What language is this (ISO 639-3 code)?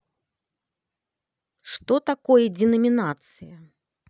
rus